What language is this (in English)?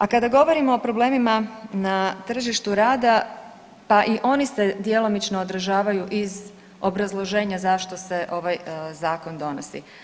Croatian